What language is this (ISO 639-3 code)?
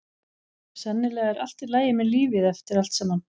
isl